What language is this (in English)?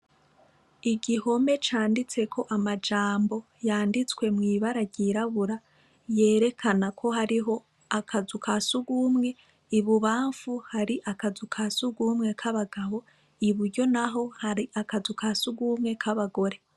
Rundi